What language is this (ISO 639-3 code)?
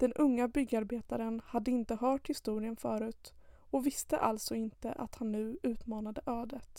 swe